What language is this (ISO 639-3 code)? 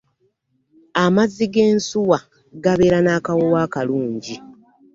lug